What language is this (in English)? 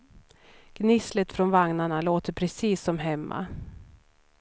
Swedish